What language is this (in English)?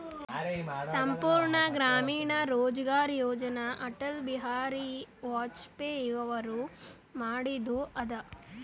Kannada